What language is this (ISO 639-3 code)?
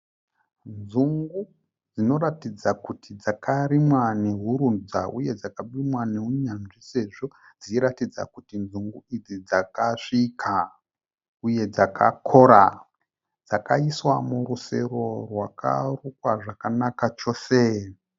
sna